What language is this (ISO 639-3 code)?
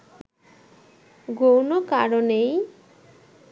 ben